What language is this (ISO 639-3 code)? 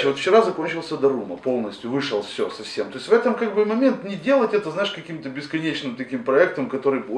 rus